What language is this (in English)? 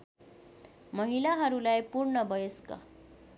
Nepali